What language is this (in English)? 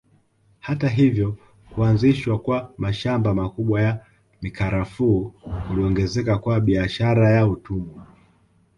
Swahili